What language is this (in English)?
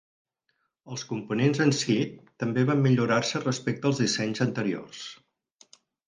Catalan